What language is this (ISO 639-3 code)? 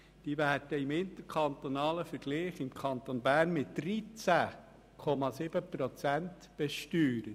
gsw